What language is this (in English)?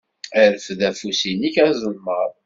Kabyle